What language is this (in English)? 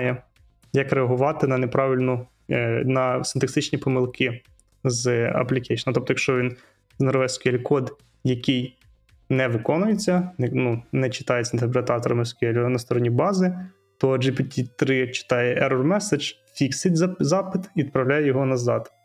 Ukrainian